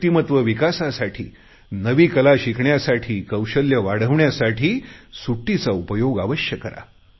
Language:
Marathi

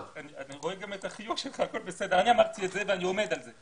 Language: Hebrew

